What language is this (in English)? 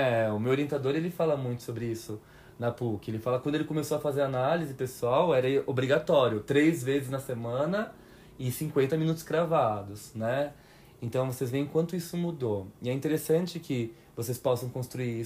Portuguese